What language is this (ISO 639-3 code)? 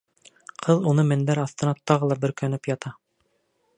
bak